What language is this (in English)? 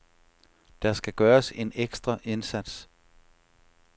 Danish